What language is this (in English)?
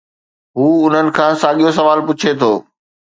Sindhi